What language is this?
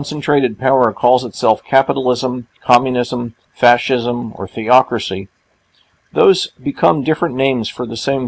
English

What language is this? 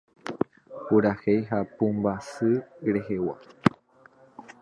Guarani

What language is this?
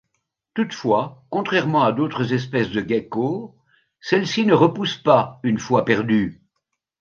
French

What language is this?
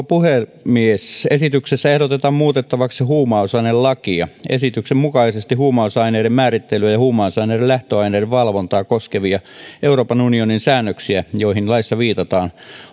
Finnish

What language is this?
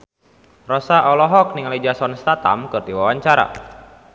Sundanese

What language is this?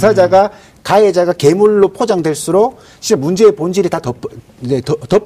Korean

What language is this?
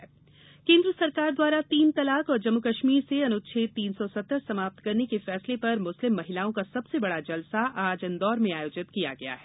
Hindi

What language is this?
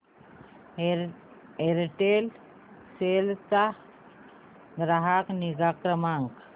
Marathi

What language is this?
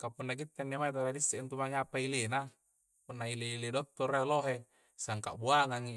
Coastal Konjo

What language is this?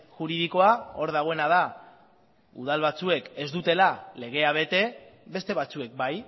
Basque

